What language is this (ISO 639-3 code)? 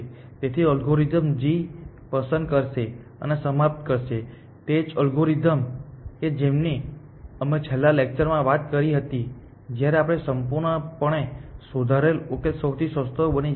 guj